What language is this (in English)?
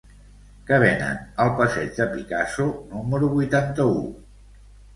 Catalan